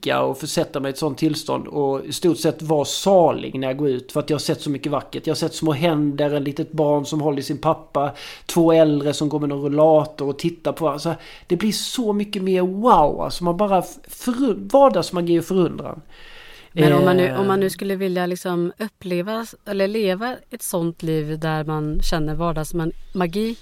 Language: Swedish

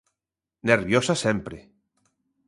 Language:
Galician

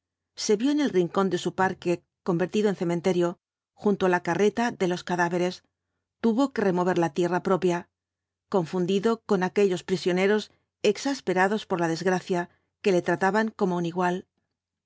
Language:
Spanish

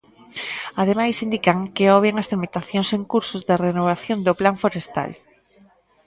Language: Galician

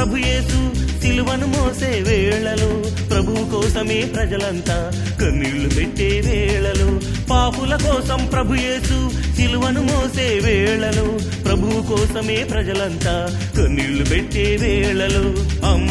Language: Telugu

